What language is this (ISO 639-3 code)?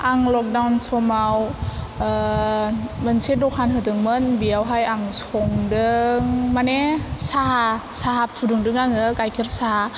brx